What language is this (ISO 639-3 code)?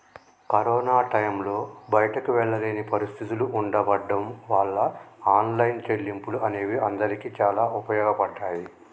tel